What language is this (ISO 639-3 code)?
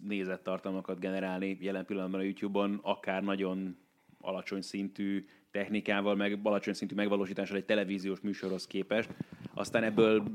hun